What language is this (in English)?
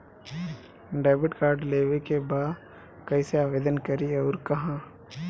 Bhojpuri